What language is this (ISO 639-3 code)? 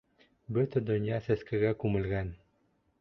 bak